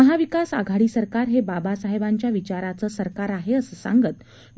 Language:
Marathi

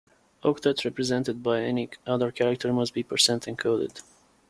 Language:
English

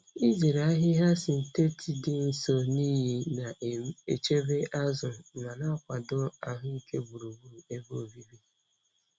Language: Igbo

